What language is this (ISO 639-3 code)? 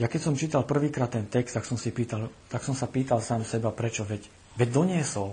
slk